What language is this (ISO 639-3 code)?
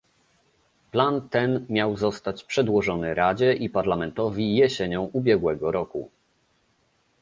pol